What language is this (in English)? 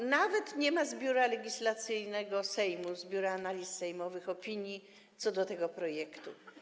Polish